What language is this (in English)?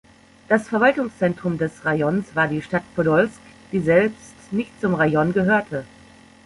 German